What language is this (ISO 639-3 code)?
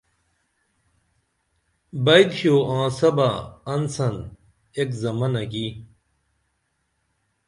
dml